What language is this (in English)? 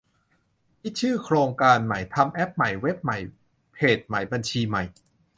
Thai